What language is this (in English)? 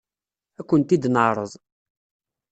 Kabyle